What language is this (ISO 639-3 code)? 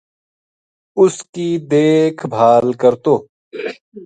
gju